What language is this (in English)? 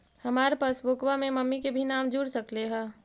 Magahi